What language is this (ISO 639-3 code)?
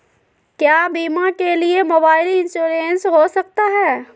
mag